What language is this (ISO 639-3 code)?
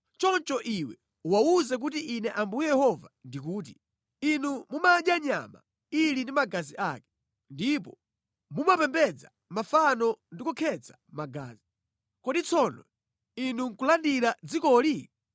nya